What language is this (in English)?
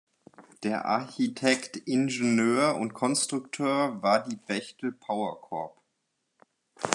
German